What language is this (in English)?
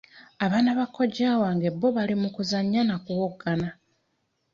Ganda